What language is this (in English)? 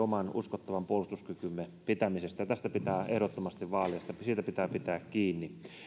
Finnish